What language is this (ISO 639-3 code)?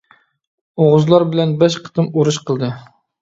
uig